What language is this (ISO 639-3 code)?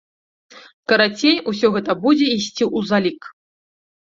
bel